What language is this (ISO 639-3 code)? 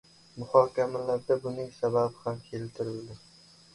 uzb